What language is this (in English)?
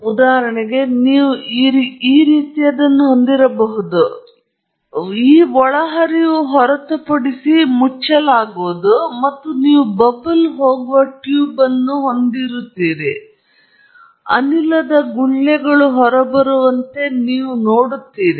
Kannada